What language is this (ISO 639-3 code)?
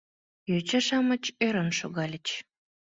chm